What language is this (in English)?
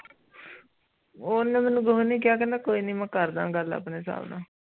Punjabi